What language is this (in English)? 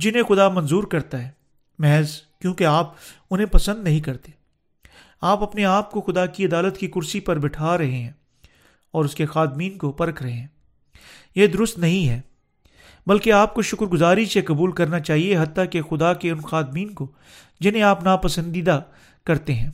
Urdu